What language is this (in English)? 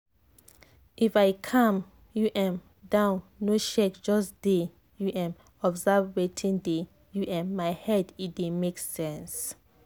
Nigerian Pidgin